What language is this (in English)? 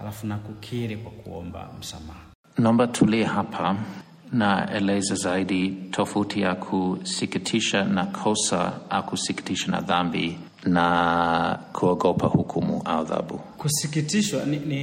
Swahili